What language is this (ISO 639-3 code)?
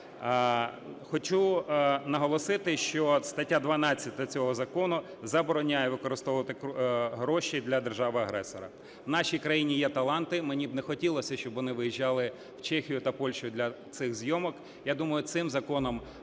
ukr